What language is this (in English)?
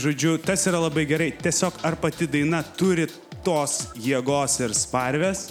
Lithuanian